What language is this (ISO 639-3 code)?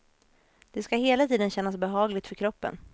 swe